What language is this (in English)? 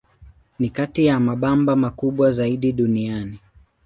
Swahili